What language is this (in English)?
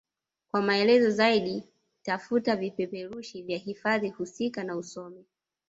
Swahili